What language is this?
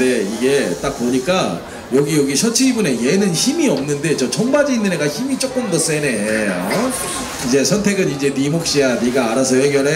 Korean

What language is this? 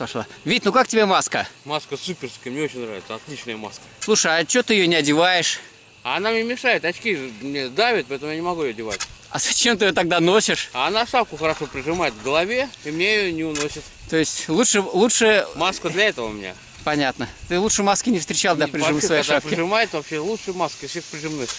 Russian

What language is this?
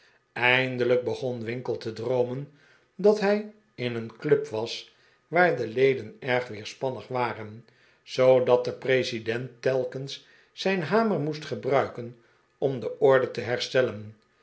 Dutch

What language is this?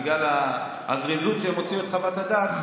Hebrew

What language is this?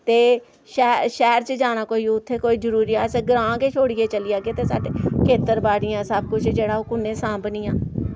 Dogri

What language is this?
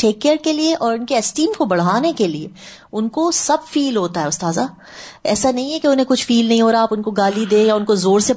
Urdu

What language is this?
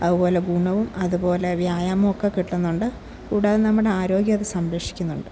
Malayalam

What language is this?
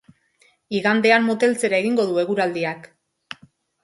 Basque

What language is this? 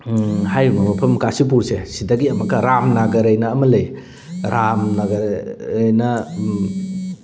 Manipuri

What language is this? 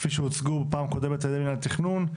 Hebrew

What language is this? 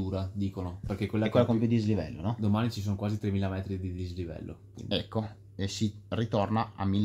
Italian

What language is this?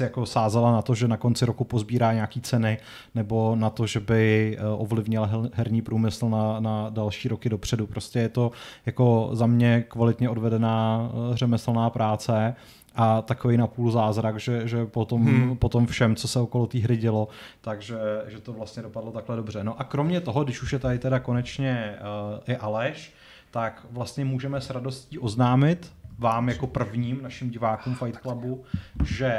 Czech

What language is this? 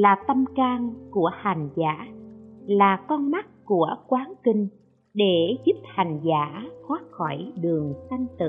Vietnamese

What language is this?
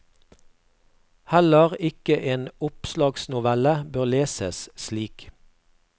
Norwegian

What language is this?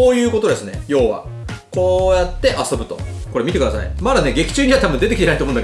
Japanese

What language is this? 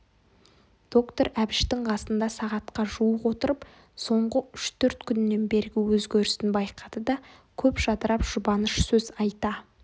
Kazakh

